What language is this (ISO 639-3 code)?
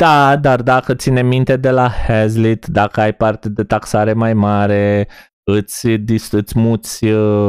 ron